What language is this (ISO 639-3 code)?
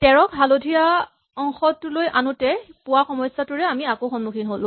asm